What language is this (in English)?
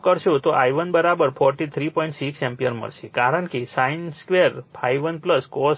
Gujarati